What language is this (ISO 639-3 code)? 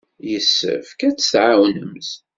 kab